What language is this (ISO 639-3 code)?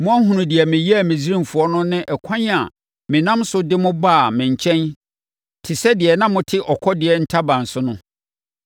aka